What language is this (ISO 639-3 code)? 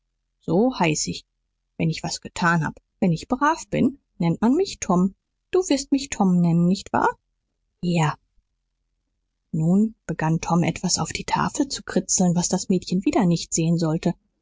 deu